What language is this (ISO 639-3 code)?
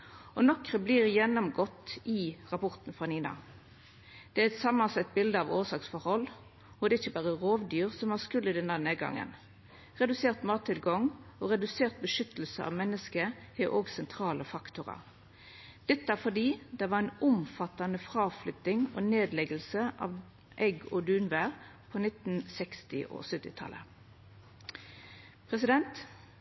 nno